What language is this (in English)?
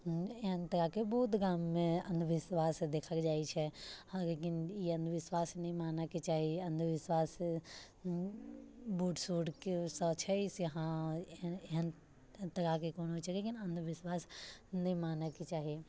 Maithili